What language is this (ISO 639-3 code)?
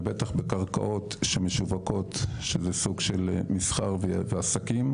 heb